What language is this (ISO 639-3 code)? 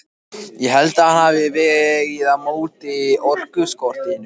isl